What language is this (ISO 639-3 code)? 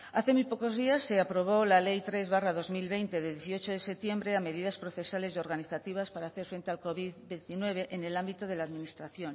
spa